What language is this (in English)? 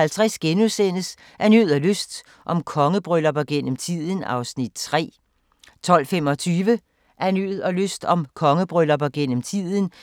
Danish